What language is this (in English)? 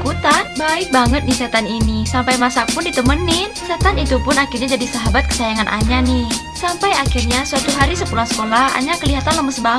Indonesian